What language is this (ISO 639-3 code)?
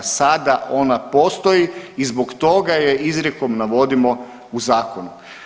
hrv